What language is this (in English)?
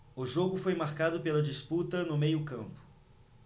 Portuguese